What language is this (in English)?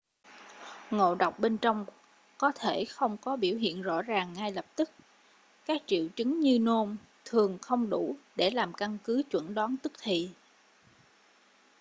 Vietnamese